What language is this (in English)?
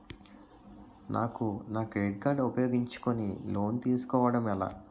Telugu